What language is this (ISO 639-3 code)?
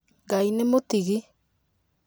kik